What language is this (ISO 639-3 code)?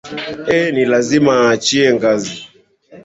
swa